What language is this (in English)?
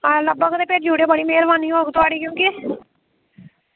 Dogri